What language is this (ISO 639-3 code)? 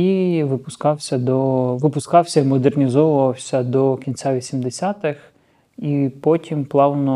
ukr